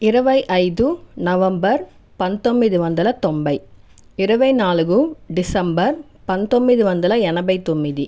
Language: Telugu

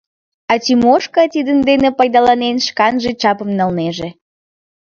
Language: Mari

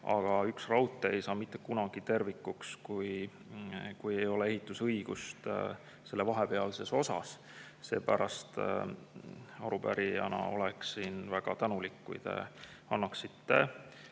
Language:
Estonian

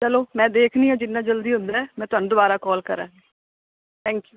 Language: Punjabi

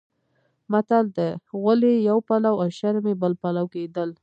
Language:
Pashto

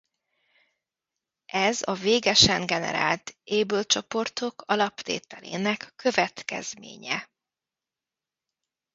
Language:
Hungarian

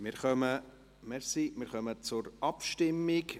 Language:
Swiss German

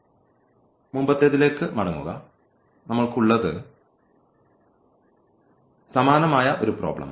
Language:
Malayalam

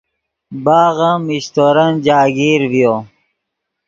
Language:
Yidgha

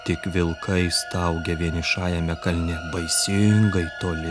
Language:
Lithuanian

